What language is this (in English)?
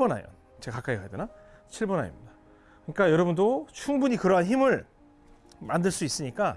Korean